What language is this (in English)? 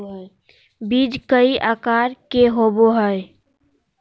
Magahi